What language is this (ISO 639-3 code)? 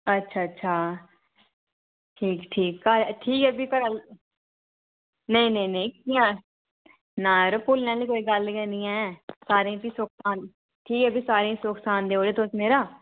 doi